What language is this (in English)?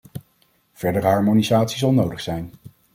Dutch